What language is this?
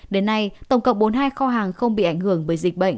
Vietnamese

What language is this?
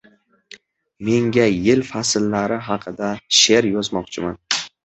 Uzbek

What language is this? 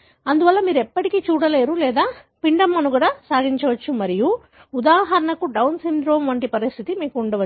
Telugu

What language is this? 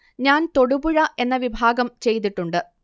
Malayalam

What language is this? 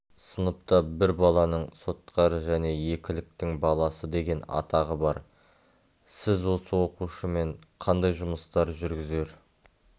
Kazakh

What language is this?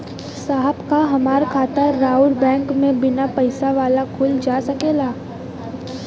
Bhojpuri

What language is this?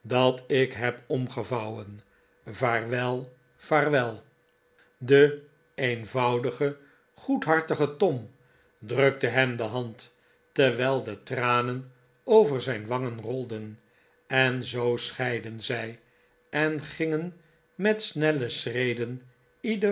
Dutch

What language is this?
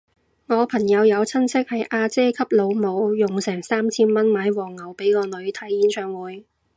Cantonese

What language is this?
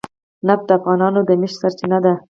Pashto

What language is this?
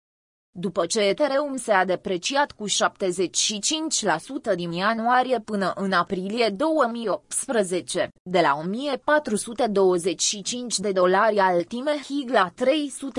Romanian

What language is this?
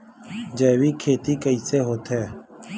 Chhattisgarhi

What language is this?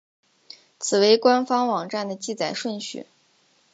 Chinese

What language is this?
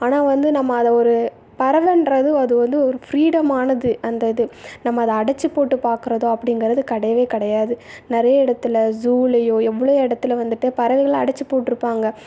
Tamil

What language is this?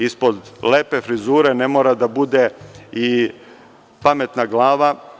Serbian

